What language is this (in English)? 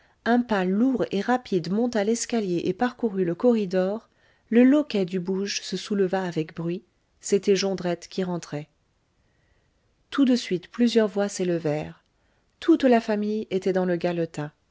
French